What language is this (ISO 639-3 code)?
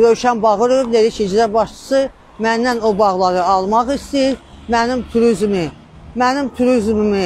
tur